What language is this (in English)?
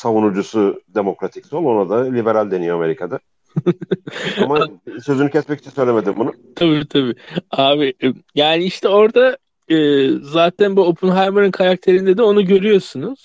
Turkish